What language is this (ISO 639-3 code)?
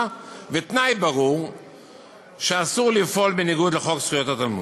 heb